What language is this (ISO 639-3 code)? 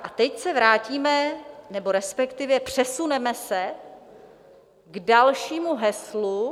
ces